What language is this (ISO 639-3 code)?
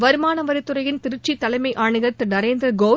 tam